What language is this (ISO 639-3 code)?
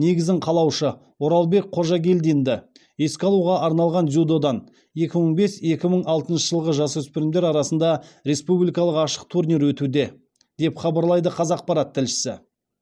kaz